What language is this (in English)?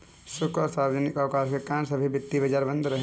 Hindi